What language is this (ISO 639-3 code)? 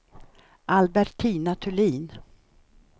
swe